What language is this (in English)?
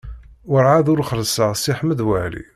Kabyle